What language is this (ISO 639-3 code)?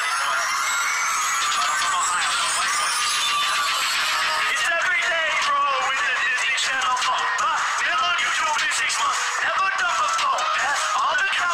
eng